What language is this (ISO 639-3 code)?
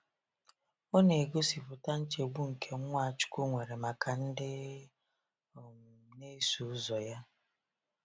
ibo